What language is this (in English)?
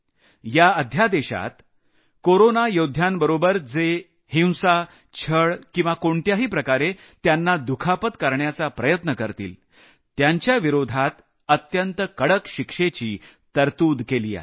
Marathi